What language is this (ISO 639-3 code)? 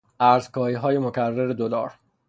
fas